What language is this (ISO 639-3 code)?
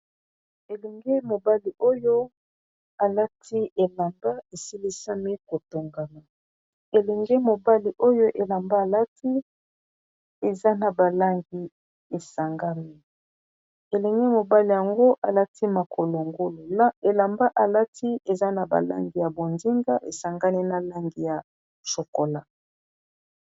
lin